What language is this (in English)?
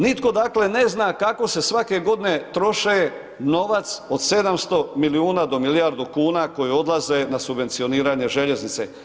Croatian